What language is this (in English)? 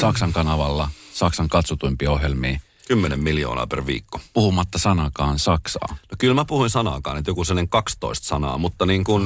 Finnish